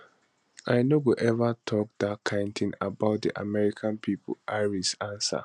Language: Nigerian Pidgin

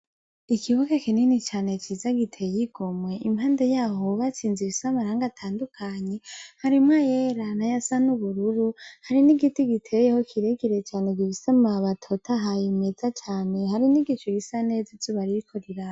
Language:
Rundi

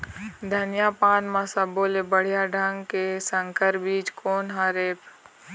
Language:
Chhattisgarhi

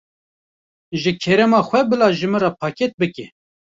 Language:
Kurdish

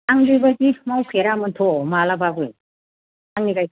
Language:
Bodo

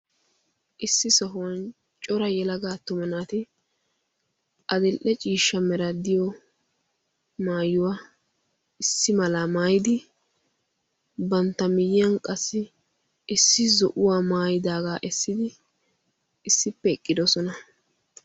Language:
Wolaytta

